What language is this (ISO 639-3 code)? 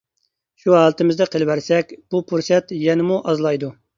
uig